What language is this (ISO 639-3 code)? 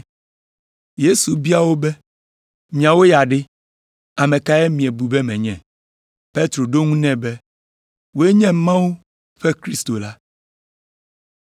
ewe